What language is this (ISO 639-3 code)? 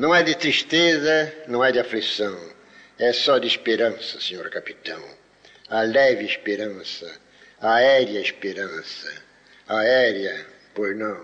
por